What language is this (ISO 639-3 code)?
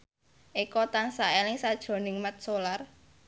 jav